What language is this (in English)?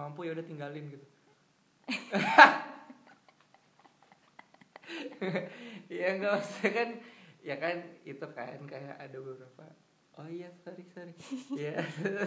Indonesian